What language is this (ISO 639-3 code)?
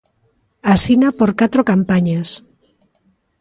glg